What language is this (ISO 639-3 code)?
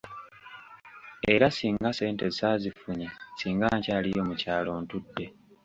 lug